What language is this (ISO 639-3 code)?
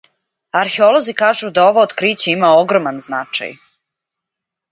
srp